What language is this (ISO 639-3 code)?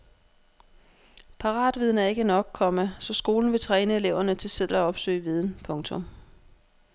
dan